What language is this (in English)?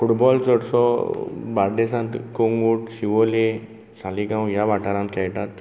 Konkani